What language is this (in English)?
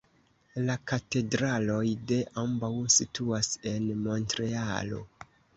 Esperanto